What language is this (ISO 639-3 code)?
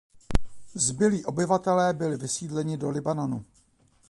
ces